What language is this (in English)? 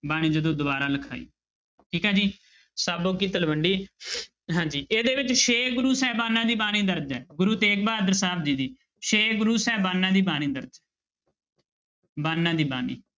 Punjabi